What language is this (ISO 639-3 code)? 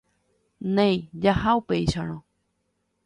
grn